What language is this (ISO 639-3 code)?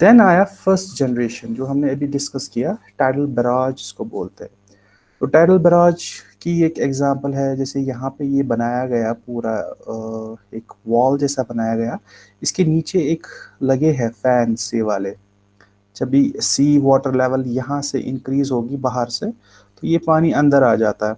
hin